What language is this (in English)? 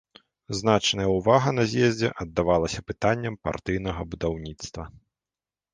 Belarusian